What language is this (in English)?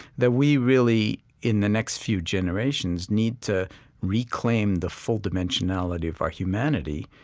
English